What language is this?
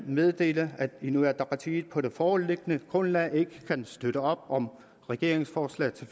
Danish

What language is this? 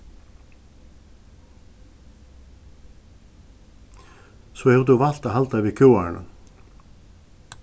Faroese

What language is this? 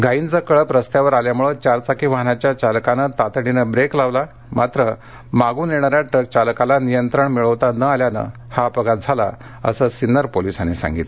Marathi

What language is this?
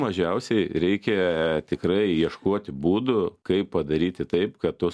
Lithuanian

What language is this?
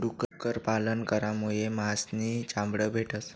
Marathi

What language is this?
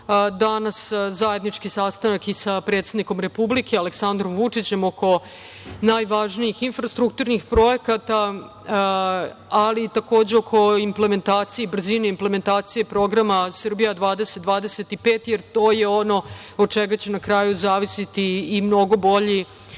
Serbian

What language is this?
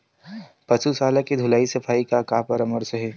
Chhattisgarhi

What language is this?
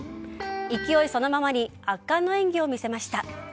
Japanese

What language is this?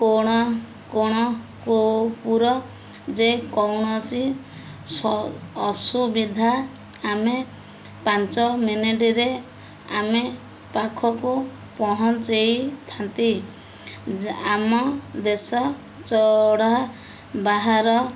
Odia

